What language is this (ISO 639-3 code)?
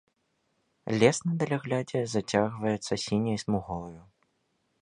bel